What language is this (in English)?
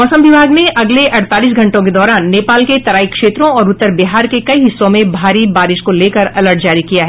Hindi